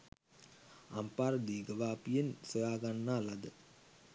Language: Sinhala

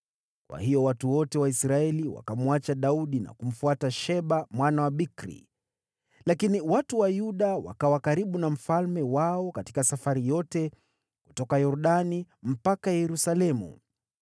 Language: Swahili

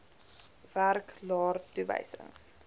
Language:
Afrikaans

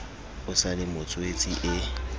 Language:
Southern Sotho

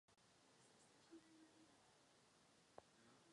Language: Czech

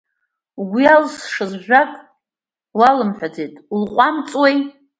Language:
Abkhazian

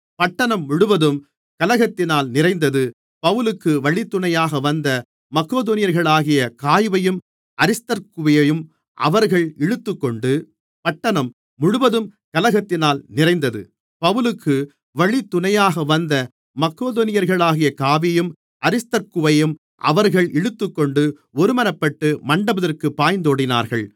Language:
Tamil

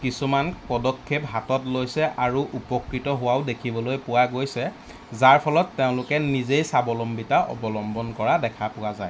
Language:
Assamese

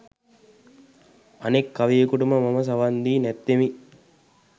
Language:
Sinhala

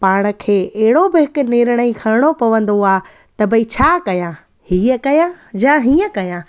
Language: Sindhi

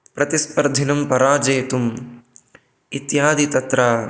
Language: Sanskrit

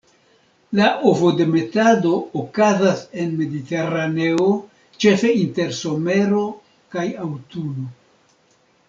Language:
Esperanto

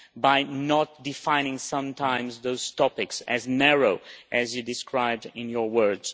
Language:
English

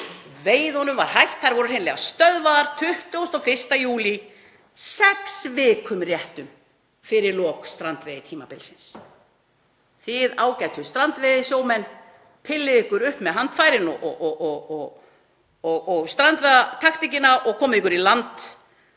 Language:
Icelandic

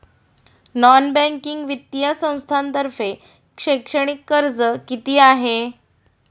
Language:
Marathi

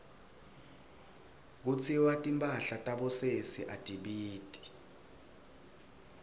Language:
Swati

